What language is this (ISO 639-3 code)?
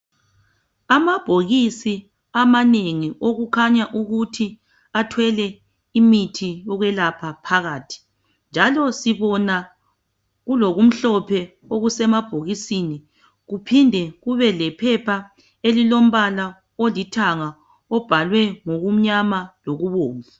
nde